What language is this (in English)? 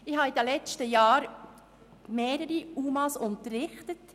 Swiss German